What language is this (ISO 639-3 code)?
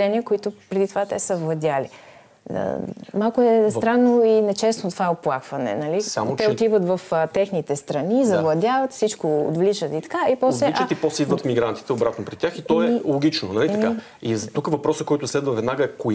bul